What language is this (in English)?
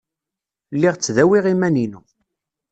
Kabyle